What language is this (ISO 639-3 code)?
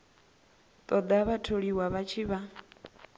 ven